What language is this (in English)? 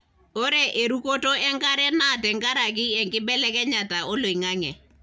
Masai